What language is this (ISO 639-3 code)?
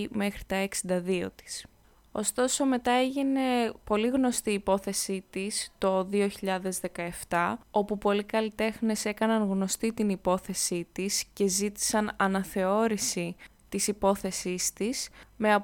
ell